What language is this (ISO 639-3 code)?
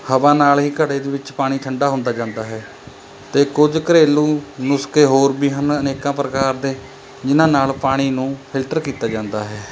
pan